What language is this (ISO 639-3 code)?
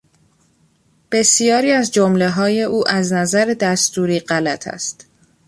fas